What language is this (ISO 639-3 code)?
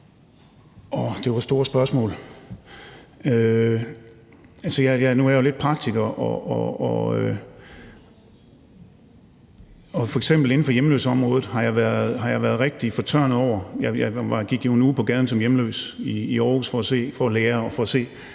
dan